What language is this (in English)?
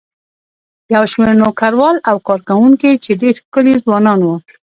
Pashto